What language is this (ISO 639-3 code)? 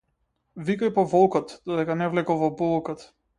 mkd